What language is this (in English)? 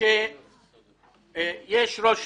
Hebrew